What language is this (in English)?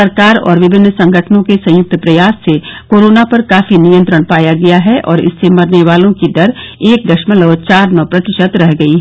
Hindi